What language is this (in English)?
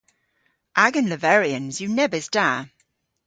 Cornish